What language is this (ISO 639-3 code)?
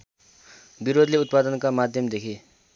nep